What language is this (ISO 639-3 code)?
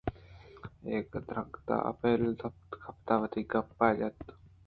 bgp